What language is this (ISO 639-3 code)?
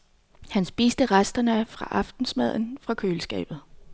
dan